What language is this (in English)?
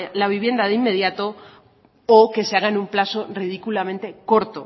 Spanish